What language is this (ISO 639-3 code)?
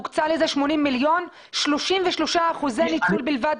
heb